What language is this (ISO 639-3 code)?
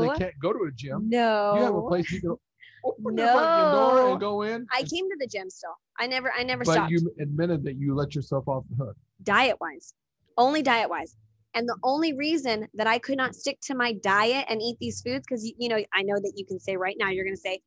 eng